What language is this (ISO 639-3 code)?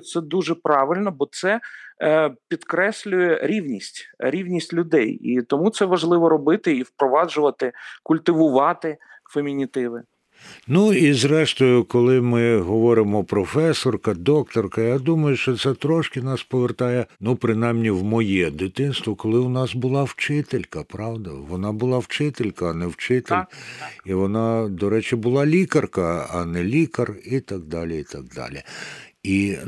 ukr